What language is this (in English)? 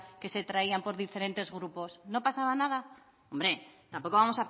Spanish